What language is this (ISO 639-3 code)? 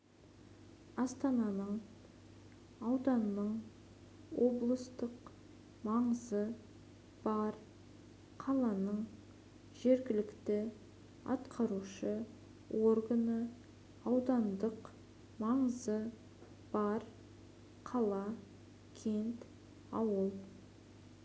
kaz